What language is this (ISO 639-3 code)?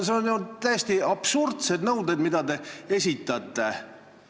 est